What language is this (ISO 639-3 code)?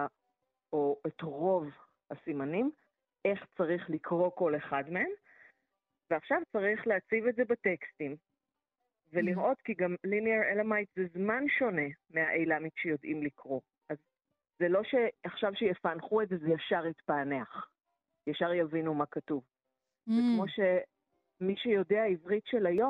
heb